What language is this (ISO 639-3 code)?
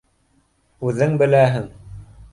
bak